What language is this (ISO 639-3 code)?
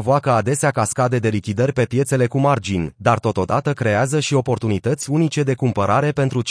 ron